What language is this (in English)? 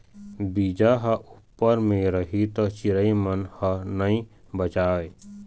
Chhattisgarhi